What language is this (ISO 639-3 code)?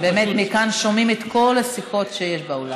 heb